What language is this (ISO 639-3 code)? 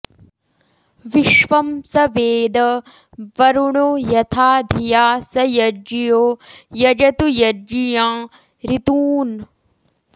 san